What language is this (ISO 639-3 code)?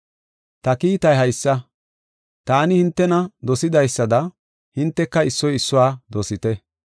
gof